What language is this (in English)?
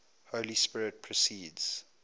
English